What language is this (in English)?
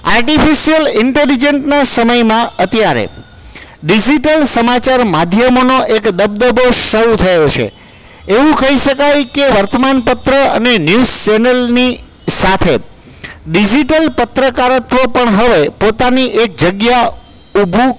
Gujarati